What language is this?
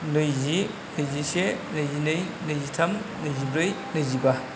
Bodo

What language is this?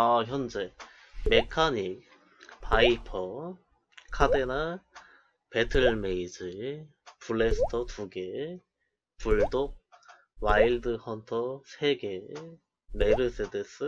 Korean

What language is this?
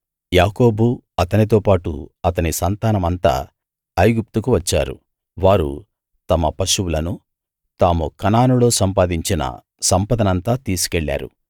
Telugu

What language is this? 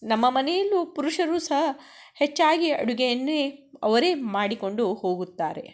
Kannada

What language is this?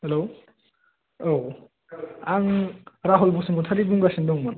Bodo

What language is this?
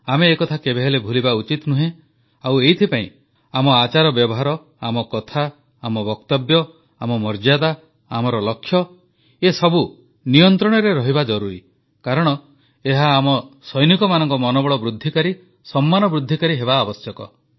Odia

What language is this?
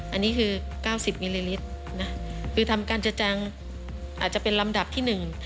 Thai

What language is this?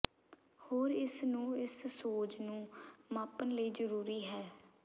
Punjabi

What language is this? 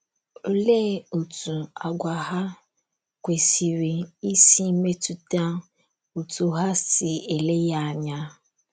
Igbo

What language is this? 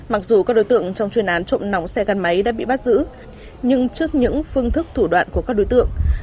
Vietnamese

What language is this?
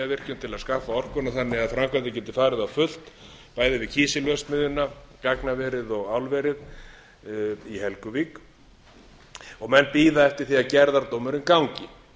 Icelandic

